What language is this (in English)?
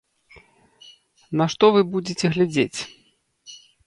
Belarusian